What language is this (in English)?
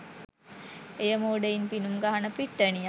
Sinhala